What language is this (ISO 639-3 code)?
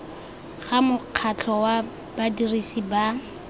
tsn